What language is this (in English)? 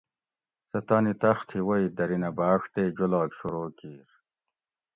Gawri